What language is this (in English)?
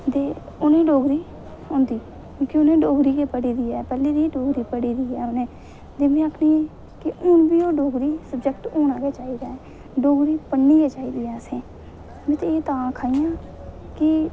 Dogri